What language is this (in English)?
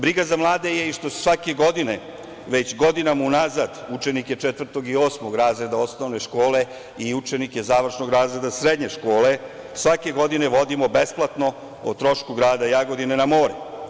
Serbian